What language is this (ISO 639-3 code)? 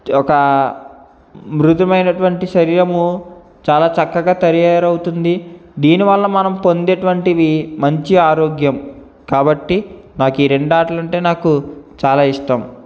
tel